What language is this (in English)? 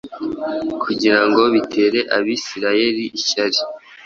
Kinyarwanda